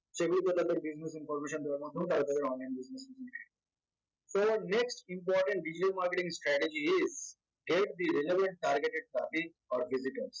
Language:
Bangla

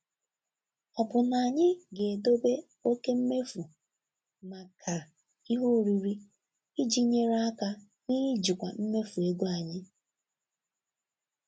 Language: Igbo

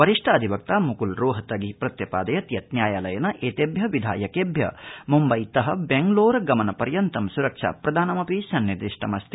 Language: Sanskrit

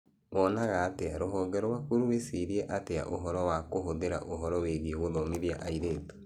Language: Kikuyu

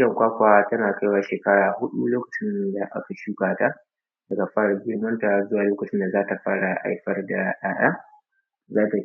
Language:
Hausa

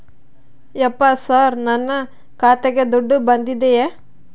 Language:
Kannada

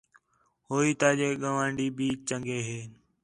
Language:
Khetrani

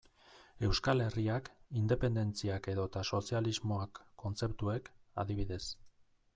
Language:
Basque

